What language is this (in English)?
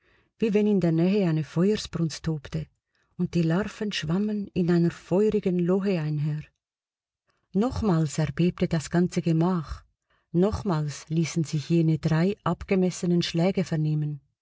German